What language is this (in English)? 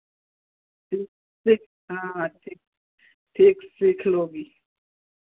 Hindi